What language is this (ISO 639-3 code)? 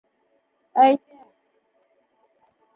bak